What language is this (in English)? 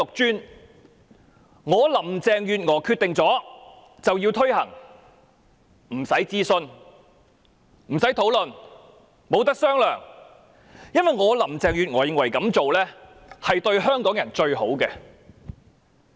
Cantonese